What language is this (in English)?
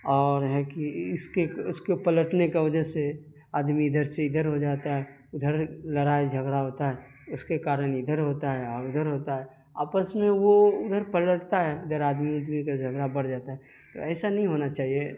Urdu